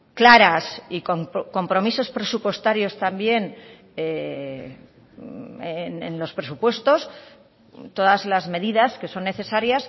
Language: Spanish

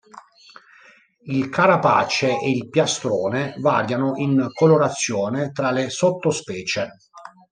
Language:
Italian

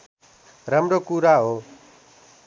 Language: Nepali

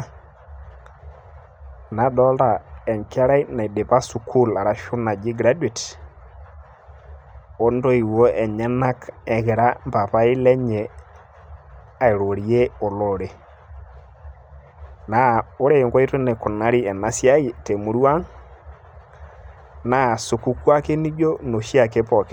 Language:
Masai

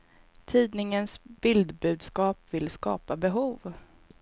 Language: Swedish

